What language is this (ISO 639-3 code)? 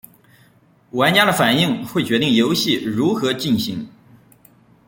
zho